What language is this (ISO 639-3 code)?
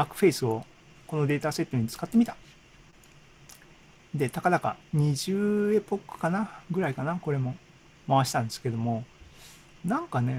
jpn